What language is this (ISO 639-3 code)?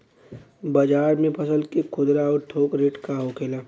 bho